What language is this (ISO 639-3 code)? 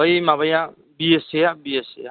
brx